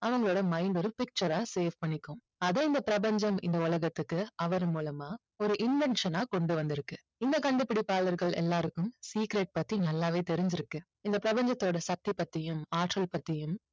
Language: Tamil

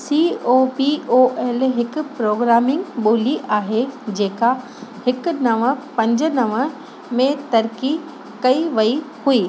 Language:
Sindhi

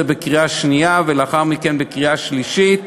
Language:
Hebrew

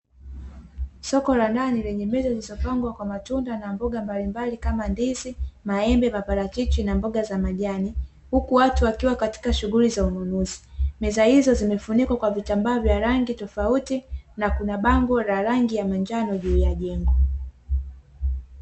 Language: Swahili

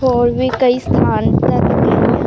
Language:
Punjabi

